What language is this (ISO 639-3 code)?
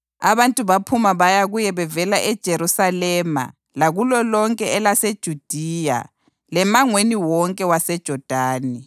nde